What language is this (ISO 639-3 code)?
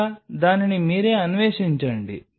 tel